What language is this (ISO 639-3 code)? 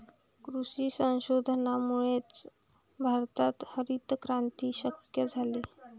mar